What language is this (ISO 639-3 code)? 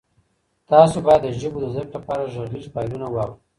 pus